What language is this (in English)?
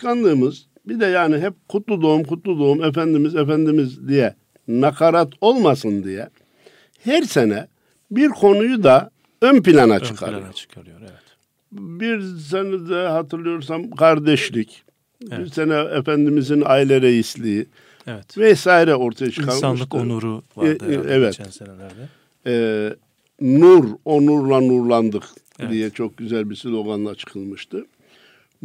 Turkish